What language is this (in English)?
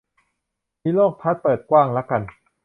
Thai